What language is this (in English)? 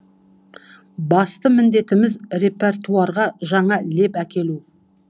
Kazakh